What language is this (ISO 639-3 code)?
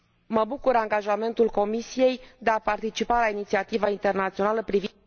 ron